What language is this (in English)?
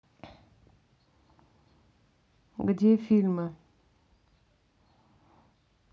Russian